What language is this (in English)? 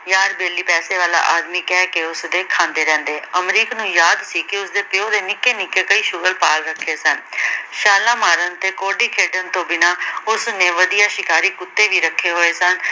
Punjabi